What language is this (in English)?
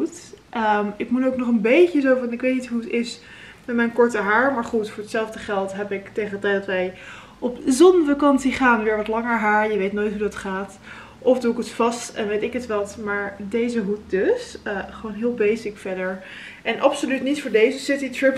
Dutch